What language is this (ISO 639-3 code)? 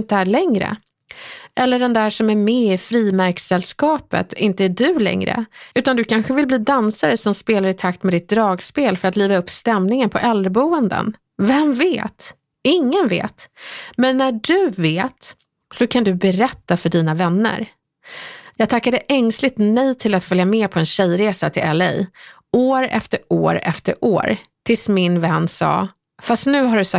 swe